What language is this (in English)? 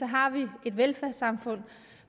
Danish